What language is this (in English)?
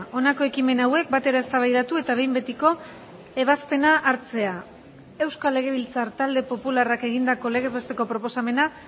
Basque